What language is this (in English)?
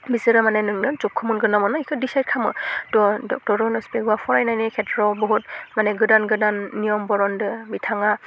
Bodo